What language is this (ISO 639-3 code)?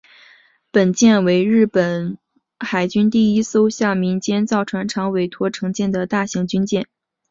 zho